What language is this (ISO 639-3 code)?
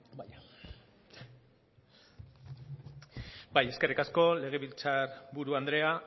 eus